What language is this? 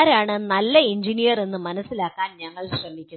Malayalam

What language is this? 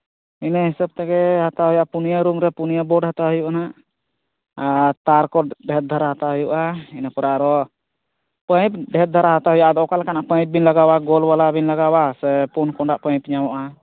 Santali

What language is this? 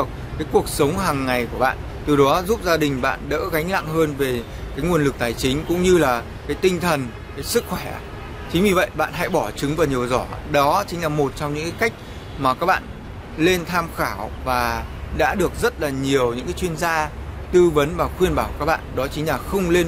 Vietnamese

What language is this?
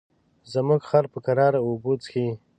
Pashto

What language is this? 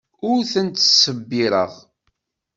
Kabyle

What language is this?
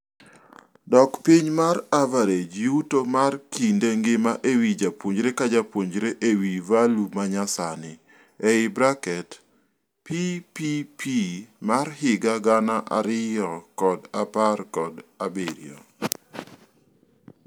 Luo (Kenya and Tanzania)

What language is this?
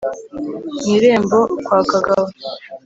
Kinyarwanda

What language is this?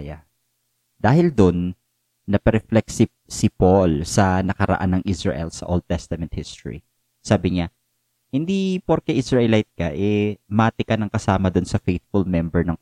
Filipino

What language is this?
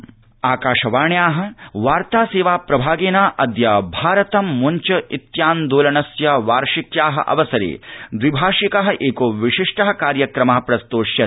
Sanskrit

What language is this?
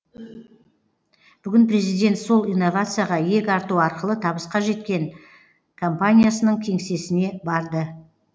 Kazakh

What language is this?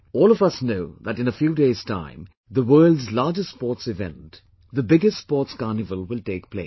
English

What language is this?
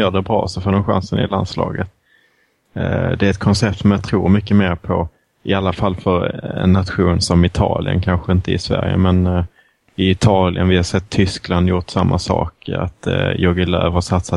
Swedish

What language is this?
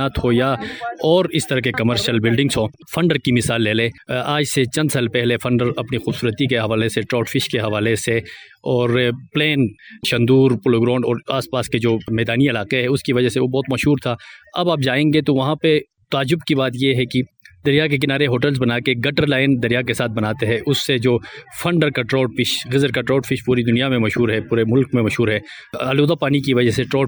Urdu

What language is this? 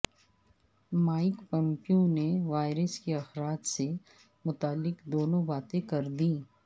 Urdu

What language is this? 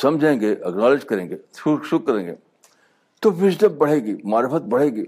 Urdu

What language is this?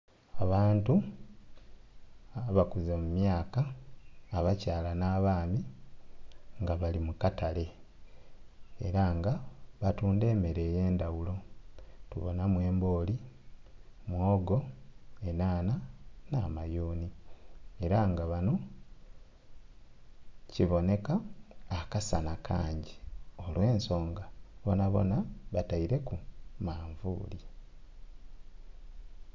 Soga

